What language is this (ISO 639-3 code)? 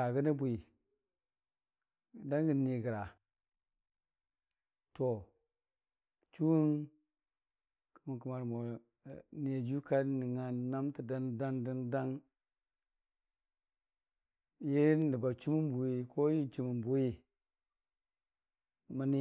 cfa